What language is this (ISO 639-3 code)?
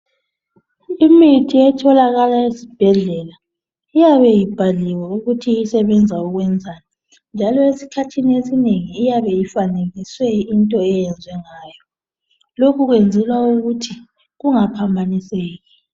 nde